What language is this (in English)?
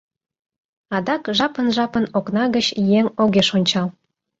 Mari